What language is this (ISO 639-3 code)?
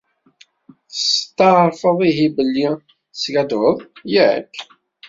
kab